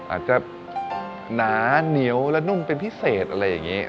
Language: Thai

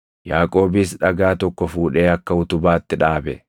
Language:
Oromo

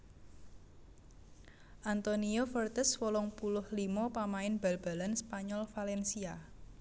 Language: Javanese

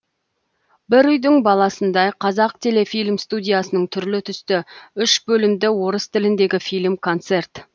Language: Kazakh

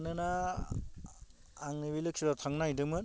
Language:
Bodo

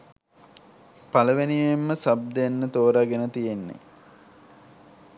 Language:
Sinhala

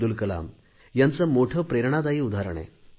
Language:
Marathi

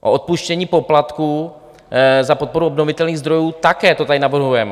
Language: Czech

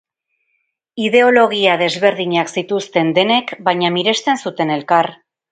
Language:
Basque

